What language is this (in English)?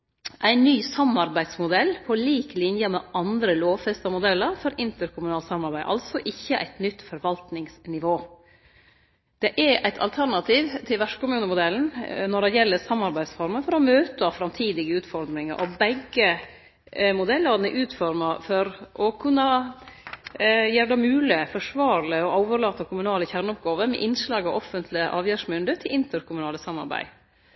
Norwegian Nynorsk